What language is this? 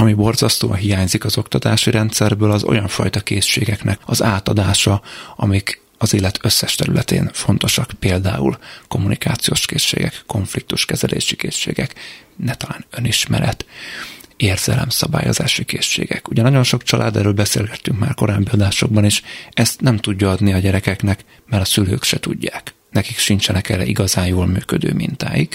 Hungarian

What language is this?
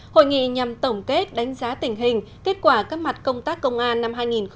Vietnamese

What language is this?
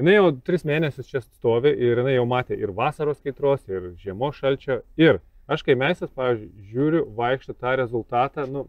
Lithuanian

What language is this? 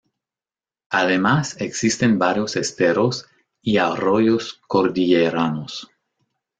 Spanish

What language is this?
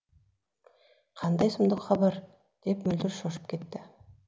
Kazakh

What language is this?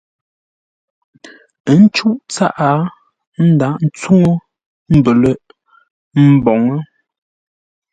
Ngombale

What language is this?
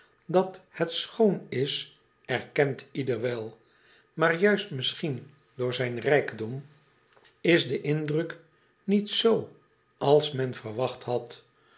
Dutch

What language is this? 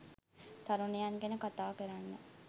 Sinhala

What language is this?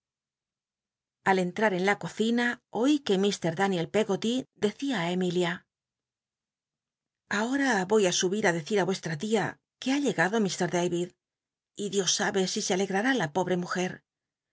Spanish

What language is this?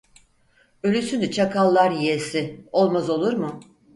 Turkish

